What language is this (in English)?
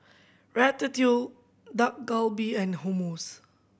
English